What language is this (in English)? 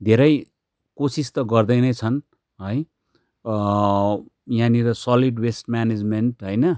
Nepali